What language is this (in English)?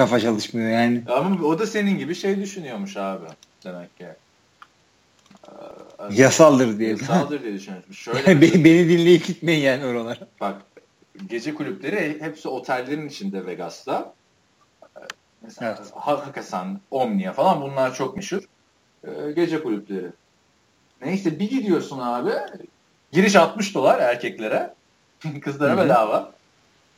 Turkish